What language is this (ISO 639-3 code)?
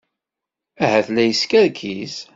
kab